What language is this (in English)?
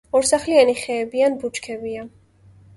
Georgian